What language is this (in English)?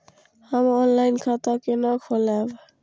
Maithili